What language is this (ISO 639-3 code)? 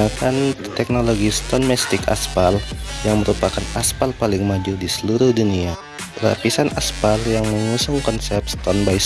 ind